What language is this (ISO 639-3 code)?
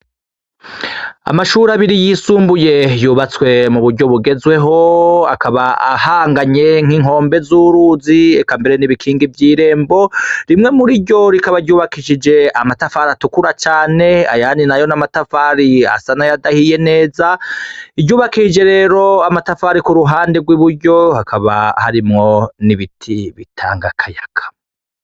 run